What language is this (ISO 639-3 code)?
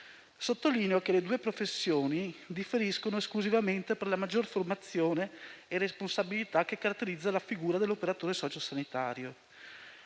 ita